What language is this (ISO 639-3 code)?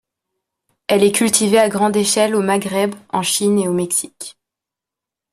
fra